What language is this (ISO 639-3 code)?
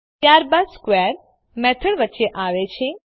guj